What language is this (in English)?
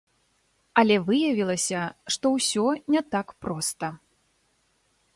Belarusian